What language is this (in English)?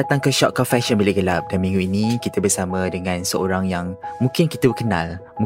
Malay